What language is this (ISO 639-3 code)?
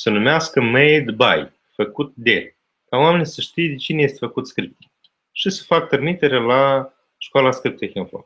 ron